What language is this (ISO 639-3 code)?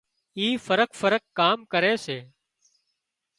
kxp